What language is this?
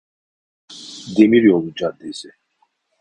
Turkish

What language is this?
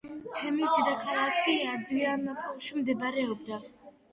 Georgian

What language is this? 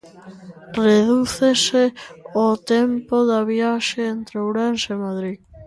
Galician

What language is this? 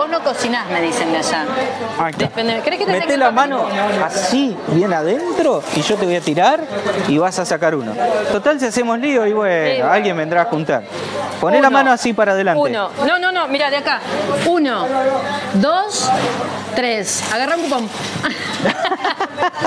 Spanish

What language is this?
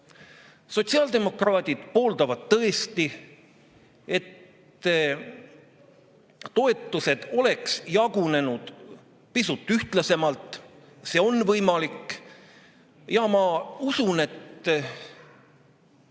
Estonian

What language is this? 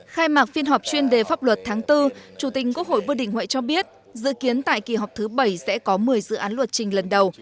Vietnamese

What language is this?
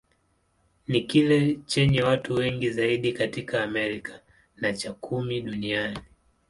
Swahili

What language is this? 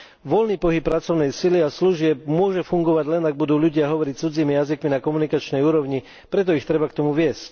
Slovak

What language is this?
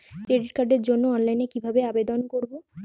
Bangla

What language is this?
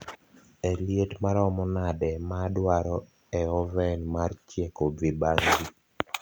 Luo (Kenya and Tanzania)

